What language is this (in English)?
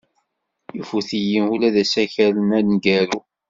Kabyle